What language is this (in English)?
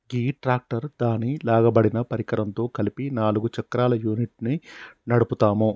Telugu